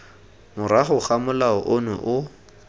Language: Tswana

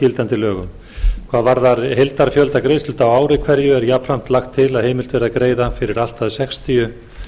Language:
Icelandic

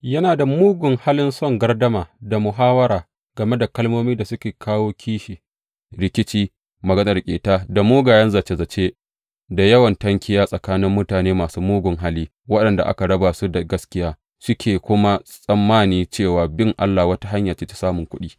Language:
Hausa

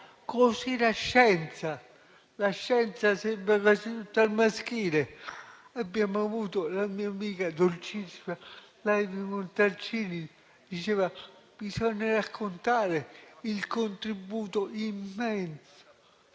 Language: Italian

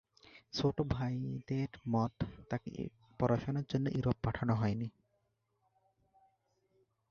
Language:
Bangla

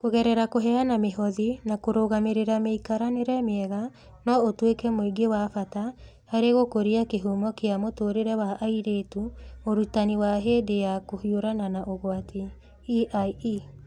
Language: Kikuyu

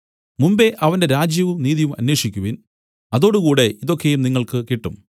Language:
Malayalam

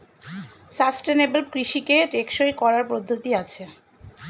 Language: Bangla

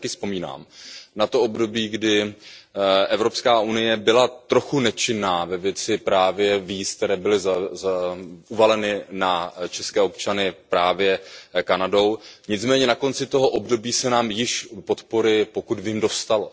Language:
Czech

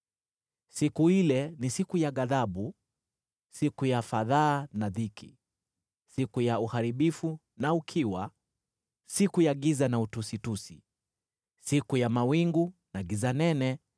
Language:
Swahili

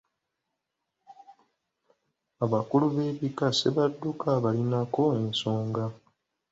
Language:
Ganda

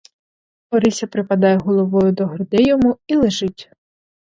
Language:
Ukrainian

